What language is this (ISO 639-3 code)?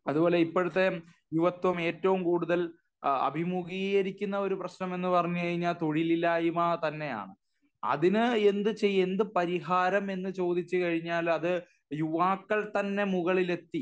mal